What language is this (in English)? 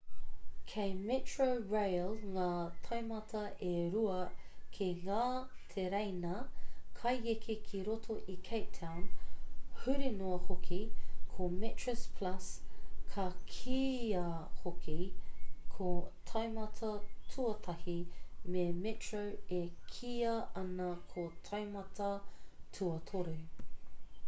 Māori